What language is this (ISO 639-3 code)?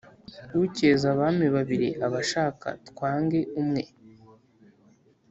kin